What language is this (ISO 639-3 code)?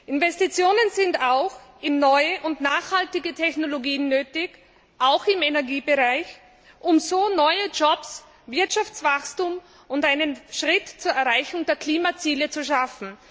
deu